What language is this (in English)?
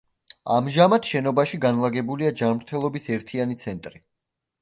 Georgian